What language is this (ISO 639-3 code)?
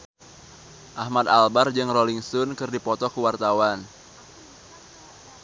sun